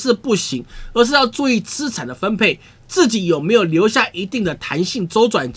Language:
Chinese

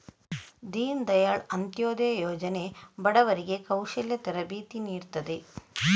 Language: Kannada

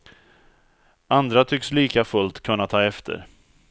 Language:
Swedish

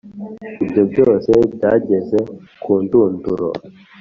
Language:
Kinyarwanda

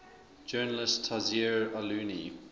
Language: English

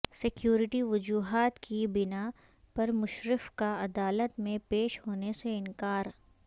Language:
Urdu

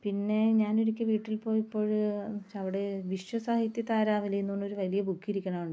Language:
Malayalam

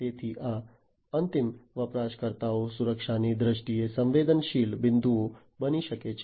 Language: Gujarati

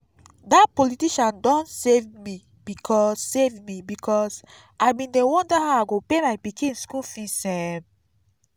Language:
Nigerian Pidgin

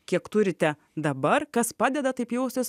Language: Lithuanian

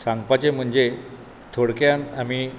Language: Konkani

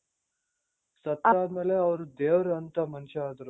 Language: Kannada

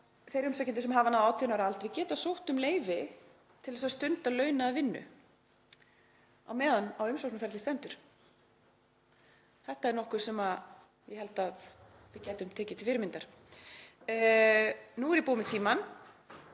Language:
Icelandic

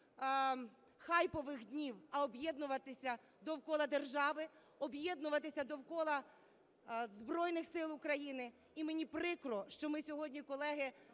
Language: Ukrainian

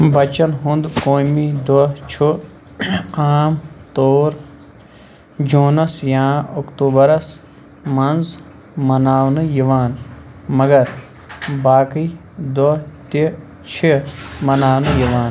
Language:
Kashmiri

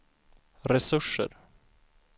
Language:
Swedish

